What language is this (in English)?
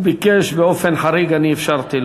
Hebrew